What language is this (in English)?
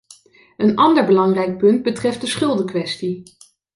Dutch